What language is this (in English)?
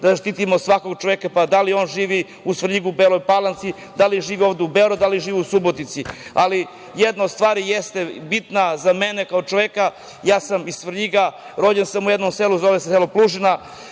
Serbian